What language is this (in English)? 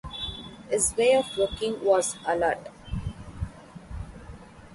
English